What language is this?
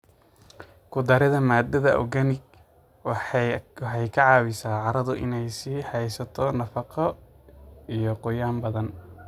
Somali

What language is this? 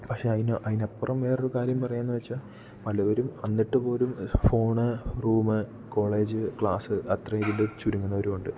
Malayalam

